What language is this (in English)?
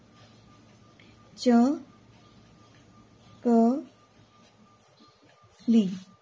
Gujarati